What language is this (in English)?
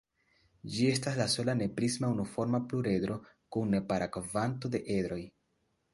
Esperanto